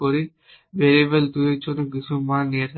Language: Bangla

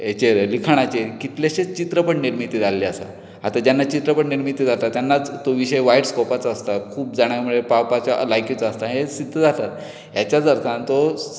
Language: Konkani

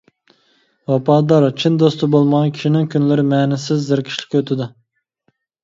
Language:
Uyghur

